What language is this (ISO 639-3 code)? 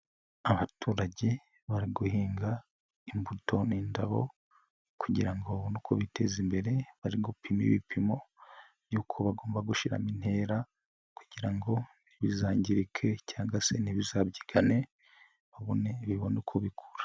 kin